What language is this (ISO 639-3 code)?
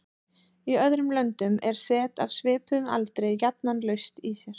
isl